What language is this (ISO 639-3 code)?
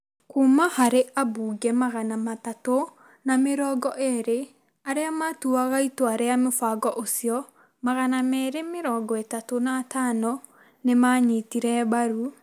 kik